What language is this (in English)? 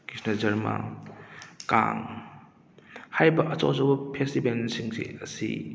Manipuri